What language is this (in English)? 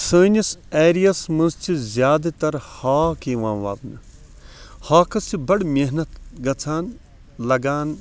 Kashmiri